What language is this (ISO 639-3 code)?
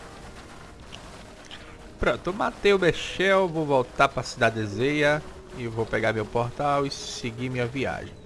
por